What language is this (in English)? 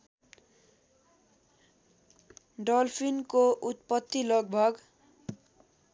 Nepali